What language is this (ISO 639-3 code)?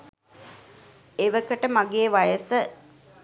sin